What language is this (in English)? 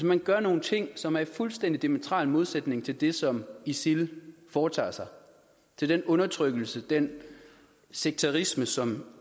Danish